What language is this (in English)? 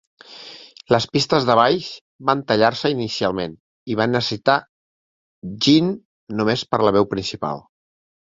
Catalan